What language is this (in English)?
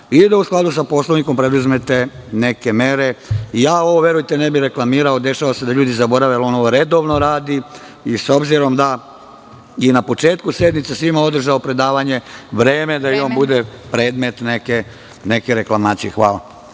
Serbian